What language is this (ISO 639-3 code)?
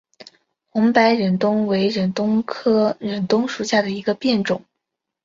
zho